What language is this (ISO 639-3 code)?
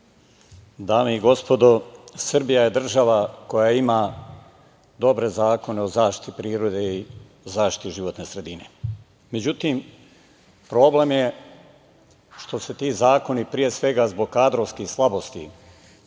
srp